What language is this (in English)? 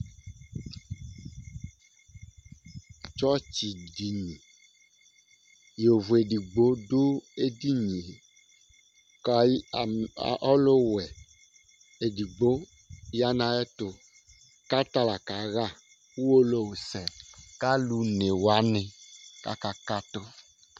Ikposo